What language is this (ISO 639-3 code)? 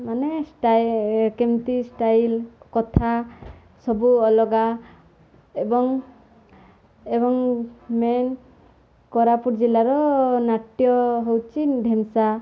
ori